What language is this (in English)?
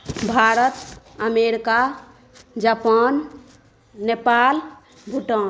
Maithili